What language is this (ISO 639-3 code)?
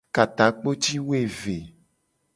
gej